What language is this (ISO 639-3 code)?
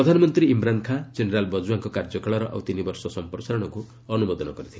ori